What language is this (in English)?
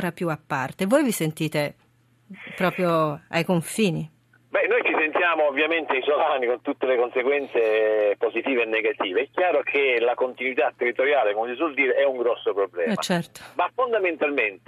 Italian